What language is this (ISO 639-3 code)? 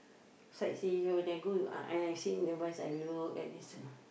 eng